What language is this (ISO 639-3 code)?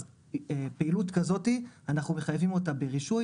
heb